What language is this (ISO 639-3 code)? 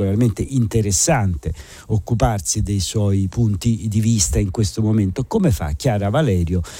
ita